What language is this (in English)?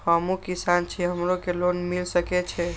Maithili